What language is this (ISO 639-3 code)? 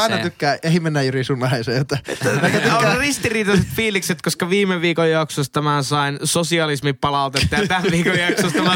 fin